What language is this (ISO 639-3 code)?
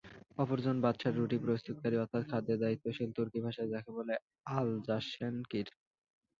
ben